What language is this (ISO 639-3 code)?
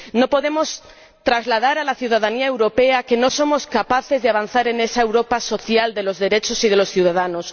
spa